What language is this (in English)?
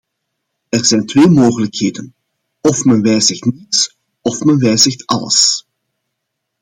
Dutch